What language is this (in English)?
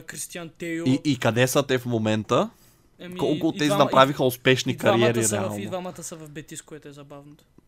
Bulgarian